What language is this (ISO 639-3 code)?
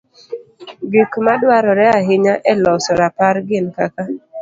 luo